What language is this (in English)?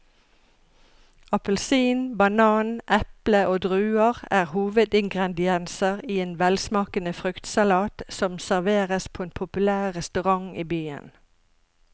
Norwegian